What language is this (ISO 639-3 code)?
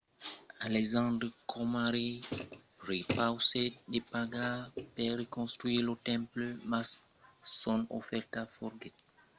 oci